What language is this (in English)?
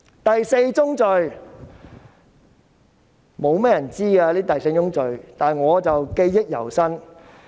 Cantonese